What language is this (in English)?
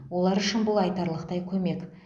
Kazakh